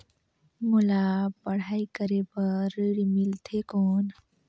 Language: Chhattisgarhi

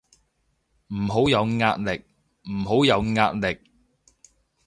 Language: Cantonese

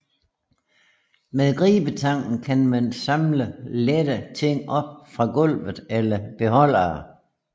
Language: Danish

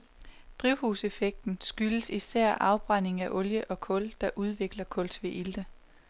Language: Danish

